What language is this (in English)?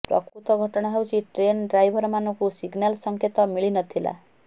Odia